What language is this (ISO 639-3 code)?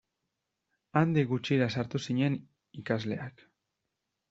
eus